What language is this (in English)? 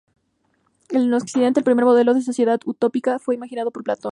Spanish